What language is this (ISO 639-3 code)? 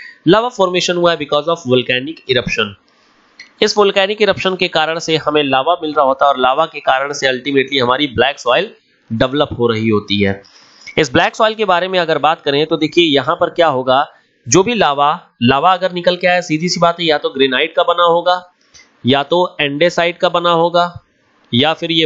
hin